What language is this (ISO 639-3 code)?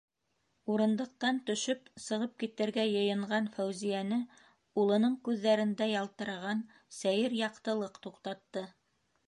bak